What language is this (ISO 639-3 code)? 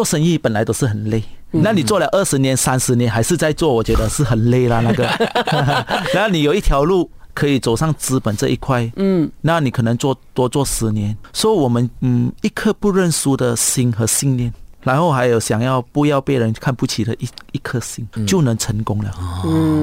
zho